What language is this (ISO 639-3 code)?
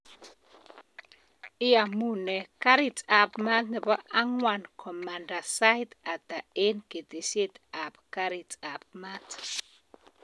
kln